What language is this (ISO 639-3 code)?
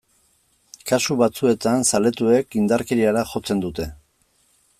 eus